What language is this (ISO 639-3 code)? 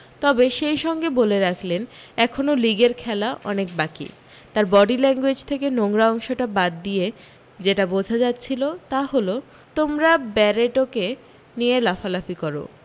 ben